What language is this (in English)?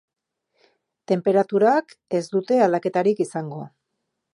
Basque